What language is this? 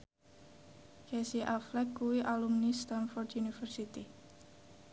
Javanese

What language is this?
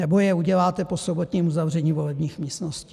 Czech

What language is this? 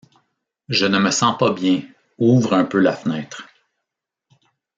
French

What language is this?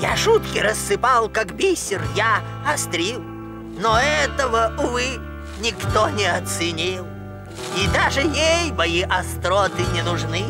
Russian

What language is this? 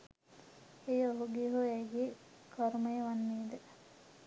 Sinhala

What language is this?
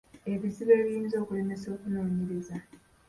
Ganda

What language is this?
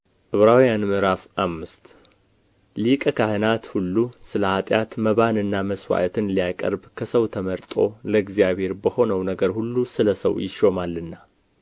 Amharic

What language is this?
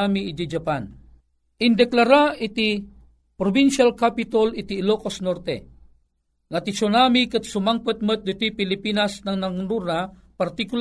Filipino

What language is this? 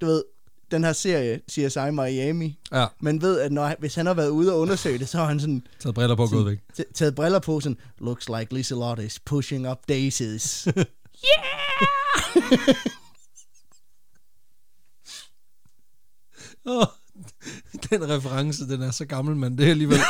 Danish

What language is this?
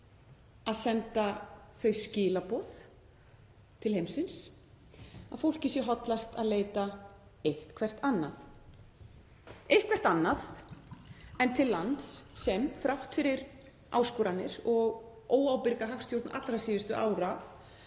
Icelandic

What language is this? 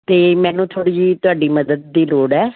Punjabi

